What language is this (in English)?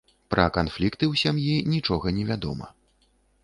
Belarusian